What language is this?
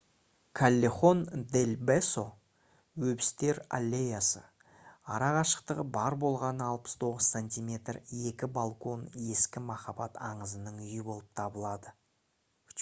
Kazakh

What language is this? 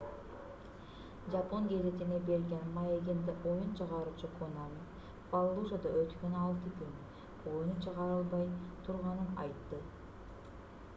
Kyrgyz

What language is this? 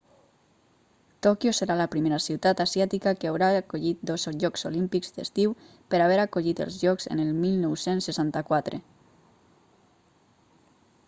Catalan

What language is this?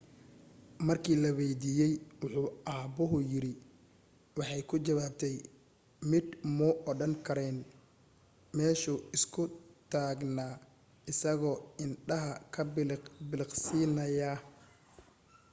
Somali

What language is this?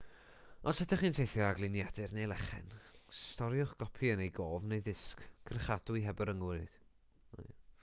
Welsh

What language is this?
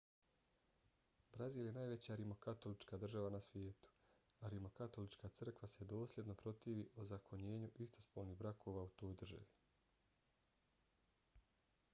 Bosnian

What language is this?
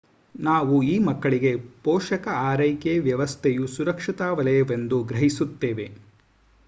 Kannada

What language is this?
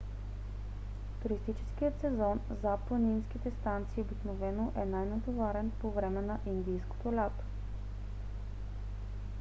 Bulgarian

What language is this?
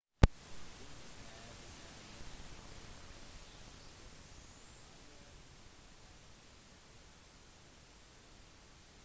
Norwegian Bokmål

